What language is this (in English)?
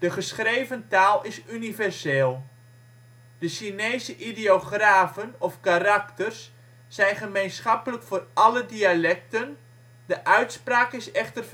Dutch